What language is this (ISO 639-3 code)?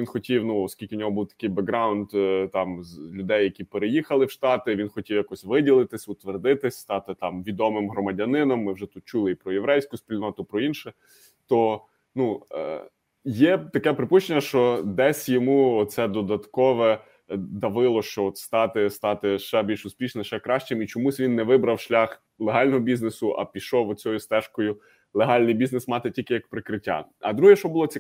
ukr